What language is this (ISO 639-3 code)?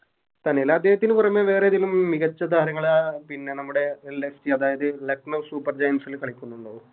mal